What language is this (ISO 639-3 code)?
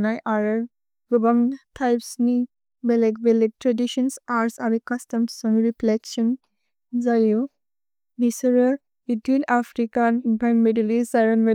brx